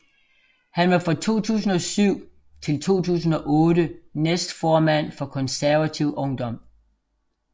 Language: Danish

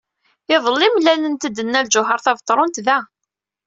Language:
Kabyle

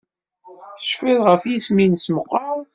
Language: Kabyle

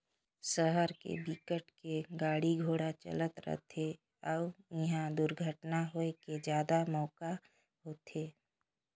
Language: Chhattisgarhi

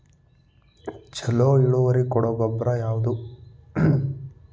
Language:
Kannada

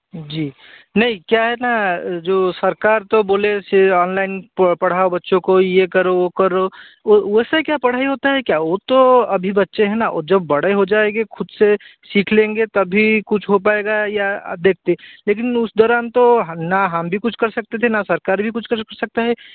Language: Hindi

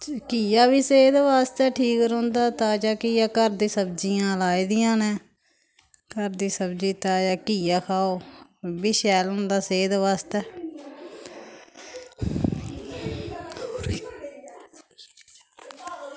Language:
Dogri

